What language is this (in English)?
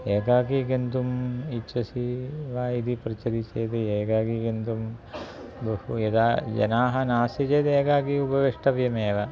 Sanskrit